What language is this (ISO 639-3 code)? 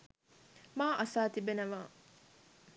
sin